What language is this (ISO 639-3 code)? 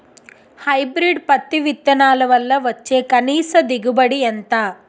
tel